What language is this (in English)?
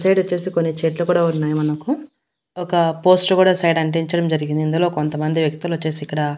Telugu